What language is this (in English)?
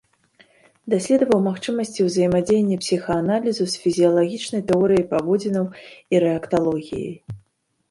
Belarusian